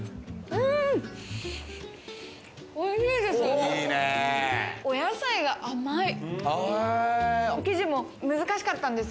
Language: Japanese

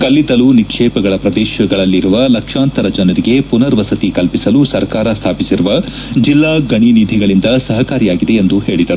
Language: Kannada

